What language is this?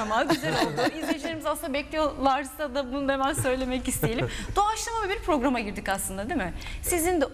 Turkish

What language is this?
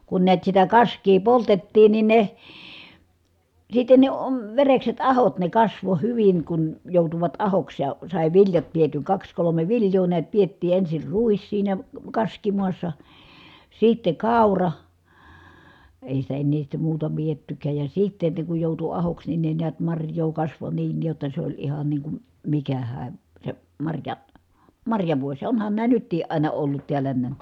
Finnish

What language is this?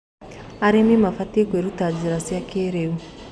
Kikuyu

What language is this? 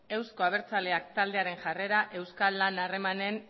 Basque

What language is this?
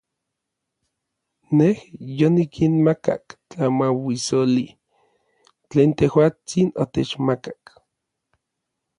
Orizaba Nahuatl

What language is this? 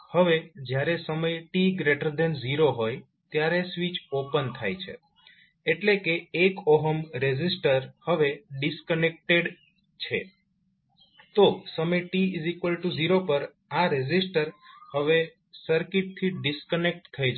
Gujarati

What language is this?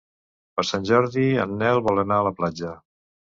Catalan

